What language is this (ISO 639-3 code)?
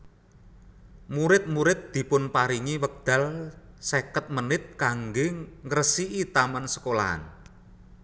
jav